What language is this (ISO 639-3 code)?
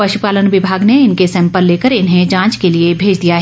hin